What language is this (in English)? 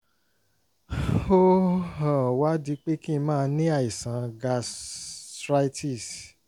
Yoruba